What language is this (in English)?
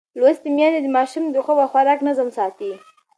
Pashto